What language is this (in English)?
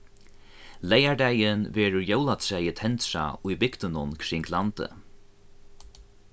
Faroese